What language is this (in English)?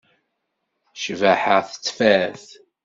Kabyle